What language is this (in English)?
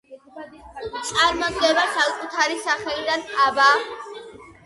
Georgian